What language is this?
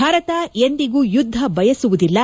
Kannada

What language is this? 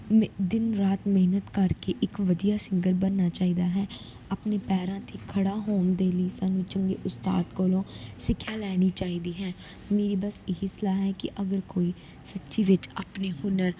Punjabi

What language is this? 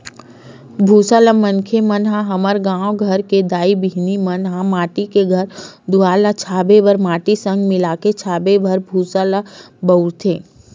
Chhattisgarhi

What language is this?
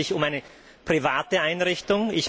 German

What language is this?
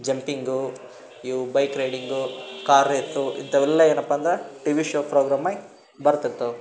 Kannada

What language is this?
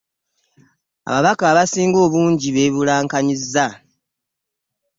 Ganda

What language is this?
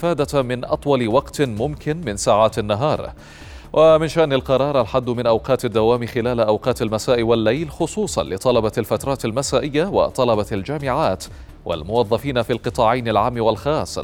Arabic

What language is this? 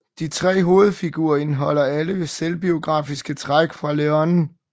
Danish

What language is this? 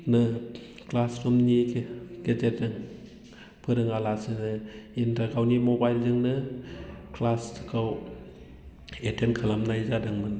Bodo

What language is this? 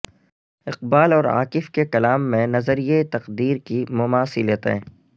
Urdu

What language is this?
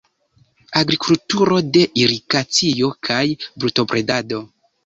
Esperanto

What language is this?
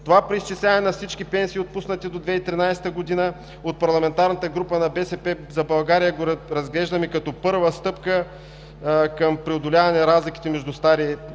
Bulgarian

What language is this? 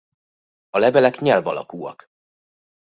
Hungarian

